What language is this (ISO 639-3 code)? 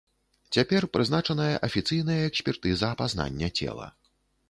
bel